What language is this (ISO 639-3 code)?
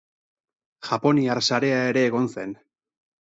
eus